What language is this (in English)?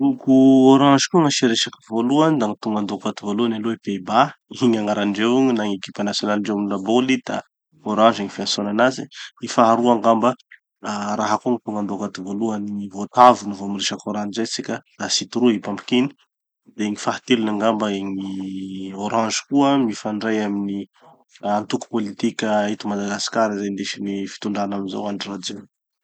Tanosy Malagasy